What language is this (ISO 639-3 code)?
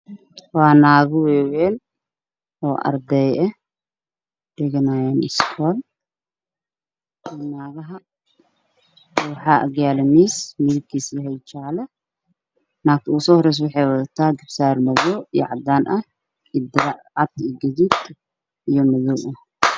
som